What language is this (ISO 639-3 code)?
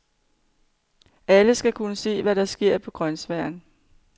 dan